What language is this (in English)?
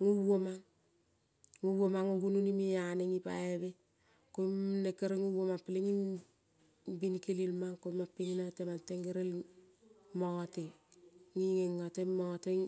Kol (Papua New Guinea)